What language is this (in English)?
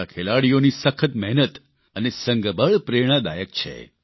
Gujarati